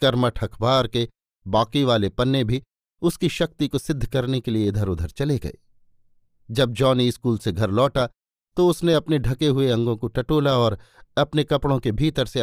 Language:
Hindi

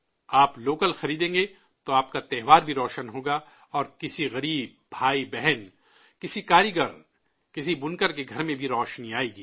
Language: Urdu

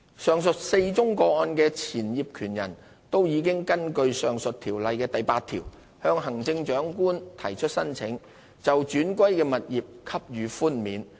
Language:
Cantonese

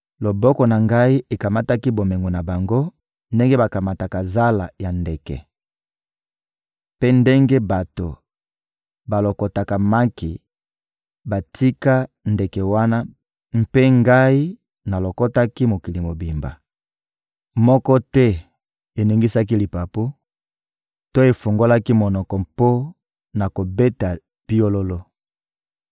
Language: Lingala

